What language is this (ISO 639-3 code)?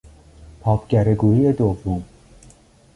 fas